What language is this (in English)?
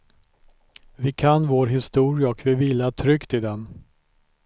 Swedish